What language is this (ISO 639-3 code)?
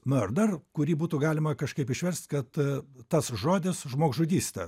lit